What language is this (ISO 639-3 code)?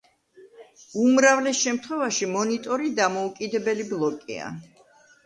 kat